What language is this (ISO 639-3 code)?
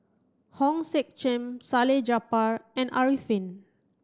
eng